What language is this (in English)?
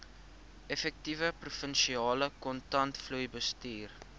Afrikaans